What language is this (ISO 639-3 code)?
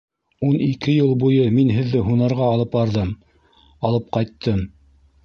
bak